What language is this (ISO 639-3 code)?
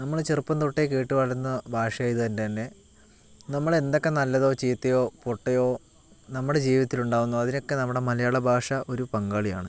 mal